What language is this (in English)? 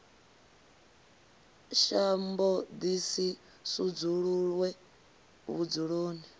Venda